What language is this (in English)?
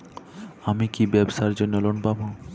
Bangla